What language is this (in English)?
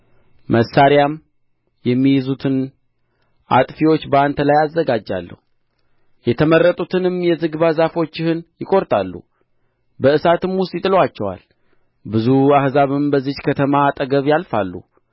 Amharic